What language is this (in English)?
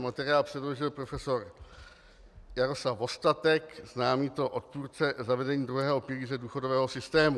Czech